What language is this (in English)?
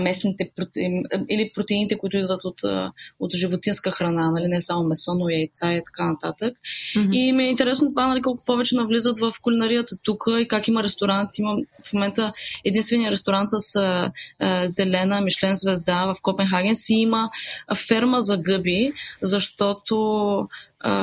Bulgarian